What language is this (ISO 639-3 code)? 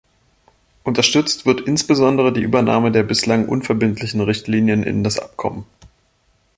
deu